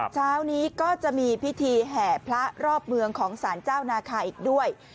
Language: Thai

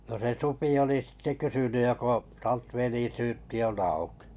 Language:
Finnish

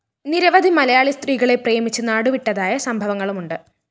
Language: Malayalam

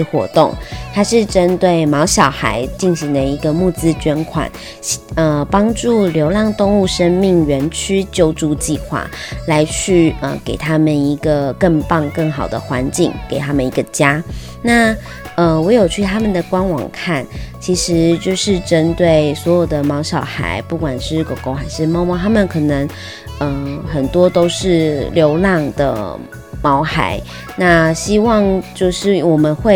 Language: Chinese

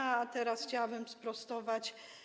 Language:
Polish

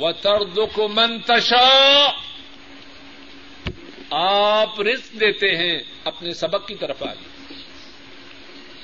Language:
Urdu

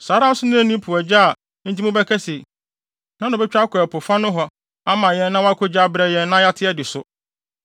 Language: Akan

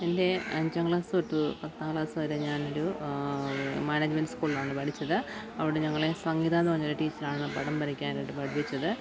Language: Malayalam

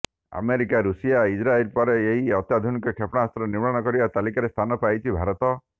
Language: Odia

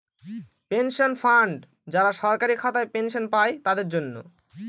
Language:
Bangla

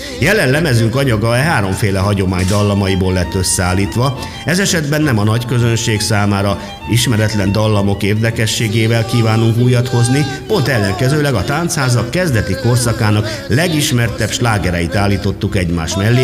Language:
Hungarian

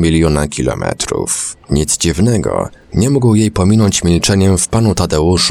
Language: Polish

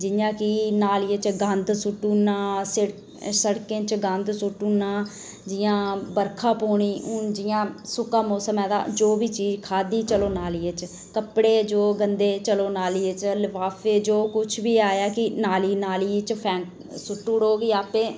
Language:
Dogri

